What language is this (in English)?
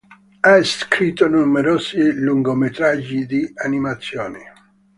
Italian